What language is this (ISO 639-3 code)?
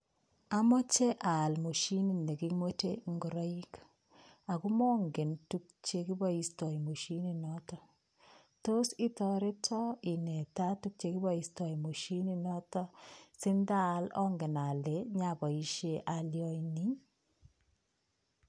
kln